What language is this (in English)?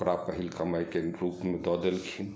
Maithili